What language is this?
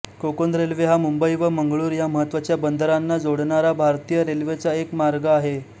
Marathi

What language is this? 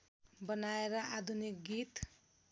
Nepali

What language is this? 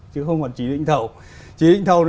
Vietnamese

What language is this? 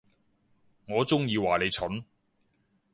Cantonese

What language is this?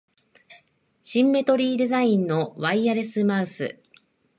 Japanese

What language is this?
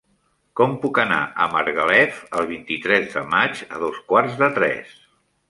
Catalan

